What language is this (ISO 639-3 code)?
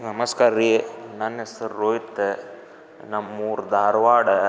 kan